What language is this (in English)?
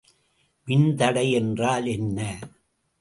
Tamil